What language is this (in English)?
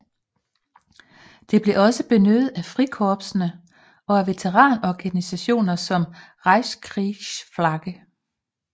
Danish